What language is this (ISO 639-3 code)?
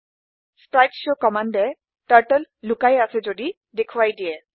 asm